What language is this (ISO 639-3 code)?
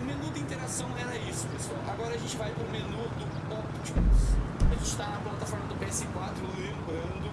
por